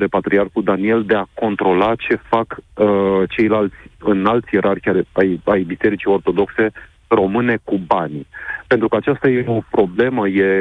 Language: Romanian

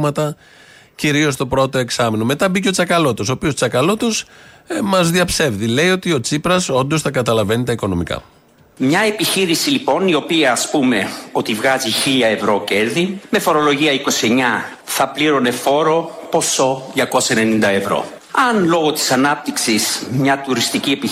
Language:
Greek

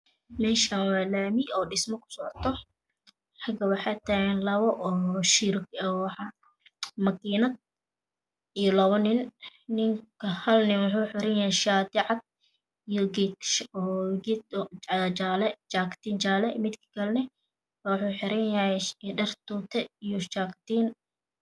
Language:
Somali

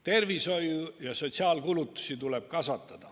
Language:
Estonian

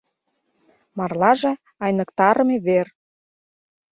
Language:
Mari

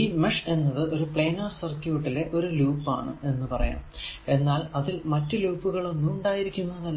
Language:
Malayalam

